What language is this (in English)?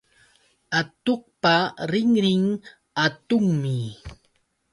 Yauyos Quechua